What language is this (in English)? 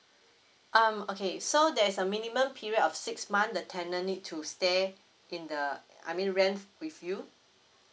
English